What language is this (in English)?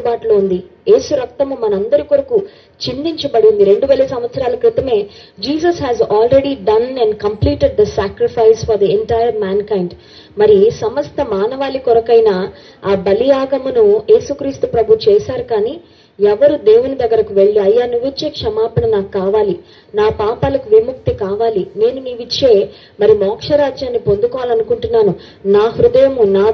Telugu